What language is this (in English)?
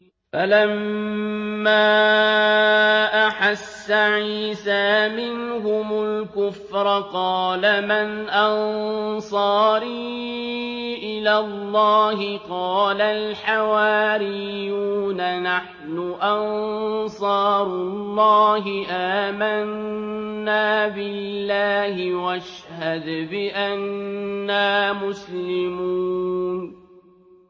Arabic